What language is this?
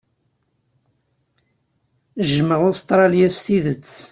Kabyle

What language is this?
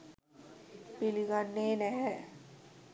Sinhala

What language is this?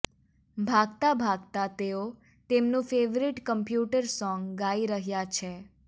Gujarati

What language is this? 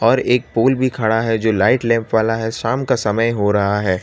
Hindi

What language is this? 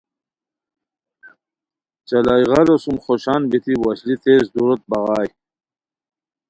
Khowar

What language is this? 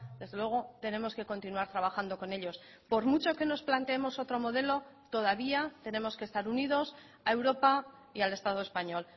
Spanish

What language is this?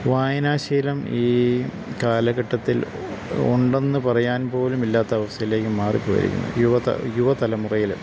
Malayalam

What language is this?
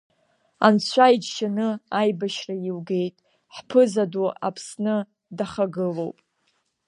Abkhazian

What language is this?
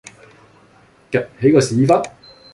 Cantonese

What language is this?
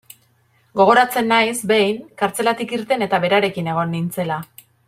Basque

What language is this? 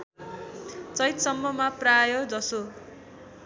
Nepali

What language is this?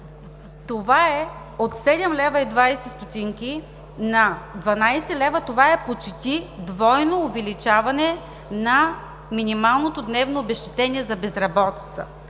Bulgarian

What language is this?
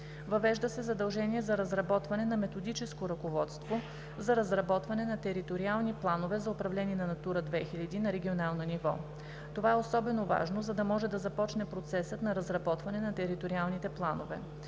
Bulgarian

